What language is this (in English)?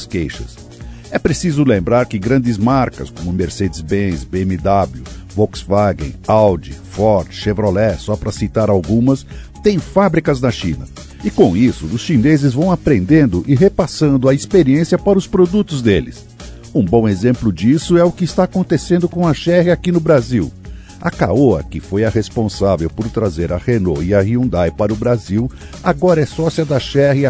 Portuguese